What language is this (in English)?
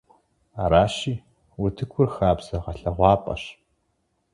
Kabardian